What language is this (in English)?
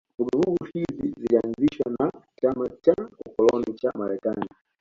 Swahili